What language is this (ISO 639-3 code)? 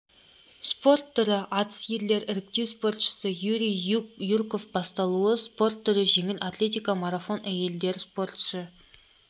kaz